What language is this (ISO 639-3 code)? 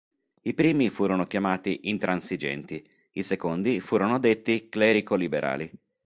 ita